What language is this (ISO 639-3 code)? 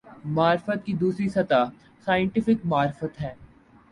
urd